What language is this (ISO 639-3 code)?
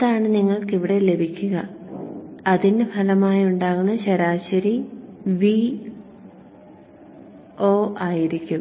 mal